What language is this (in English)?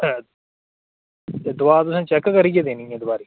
Dogri